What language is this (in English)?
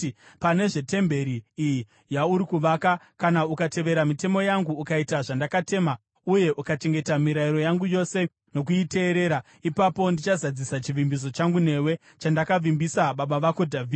Shona